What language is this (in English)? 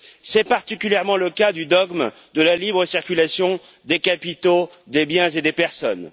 French